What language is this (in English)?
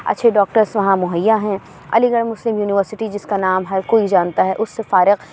Urdu